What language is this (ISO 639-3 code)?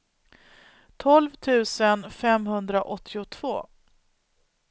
swe